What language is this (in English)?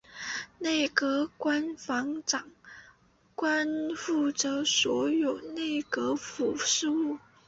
Chinese